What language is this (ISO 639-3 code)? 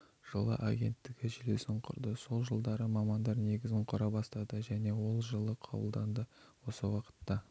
kaz